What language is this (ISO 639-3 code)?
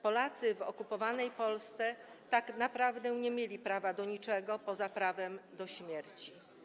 pol